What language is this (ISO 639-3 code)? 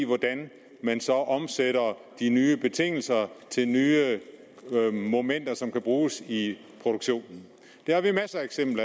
dan